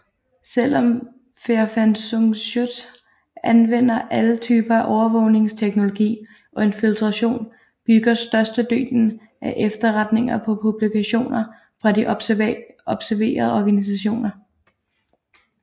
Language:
Danish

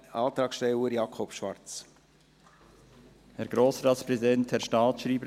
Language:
Swiss German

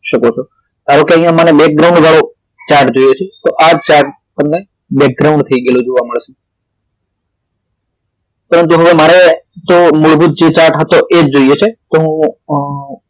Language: Gujarati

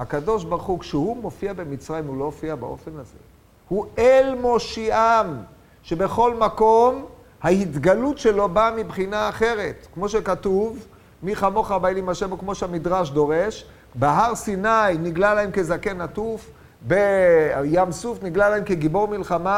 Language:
Hebrew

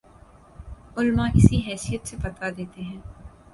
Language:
Urdu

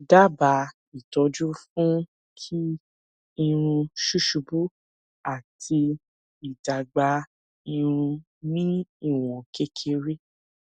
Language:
Yoruba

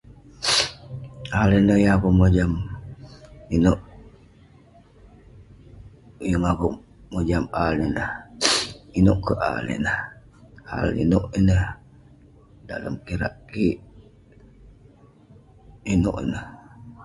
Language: Western Penan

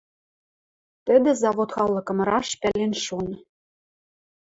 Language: Western Mari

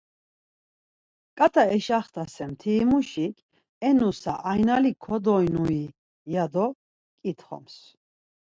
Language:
Laz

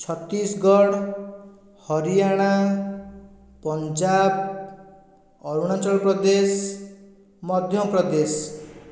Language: Odia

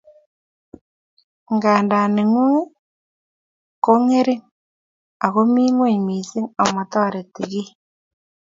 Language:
Kalenjin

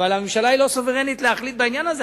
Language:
Hebrew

